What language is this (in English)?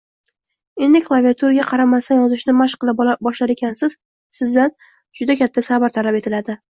Uzbek